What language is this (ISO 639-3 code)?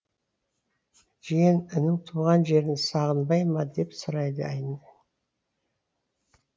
kaz